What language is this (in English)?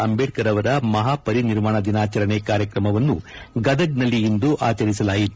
Kannada